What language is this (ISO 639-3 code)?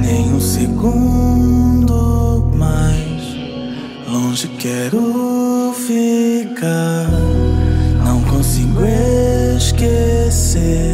por